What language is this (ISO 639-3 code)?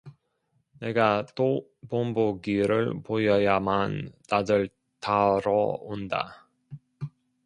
kor